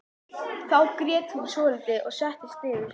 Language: Icelandic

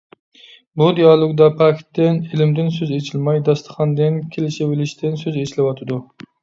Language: Uyghur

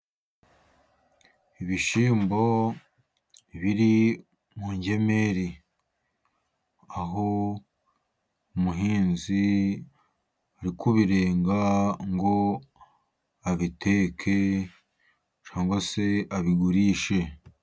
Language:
Kinyarwanda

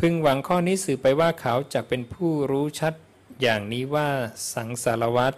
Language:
Thai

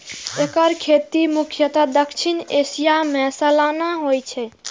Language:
Maithili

